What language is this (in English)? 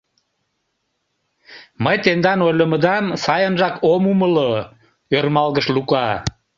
Mari